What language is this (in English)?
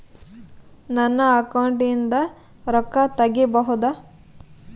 Kannada